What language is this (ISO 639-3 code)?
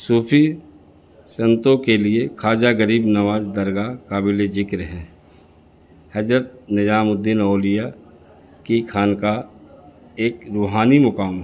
urd